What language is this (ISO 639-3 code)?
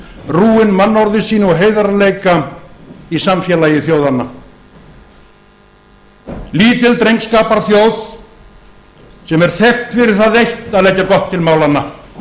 isl